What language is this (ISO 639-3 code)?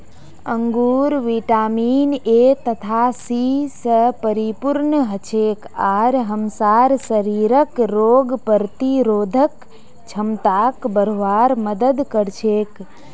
mag